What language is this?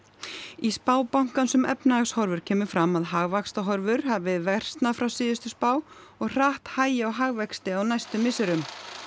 Icelandic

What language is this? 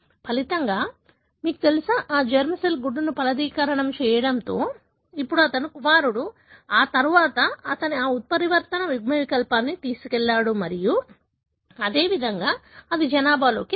Telugu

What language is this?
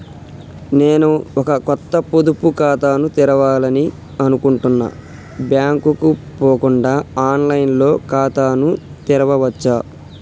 Telugu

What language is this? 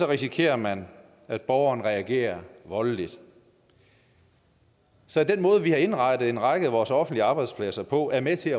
Danish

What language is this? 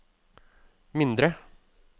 Norwegian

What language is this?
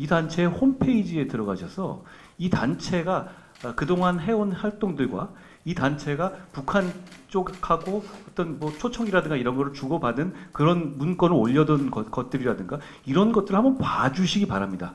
Korean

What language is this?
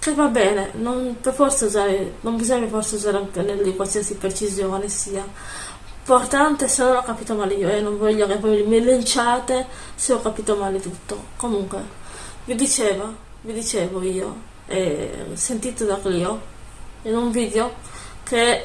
Italian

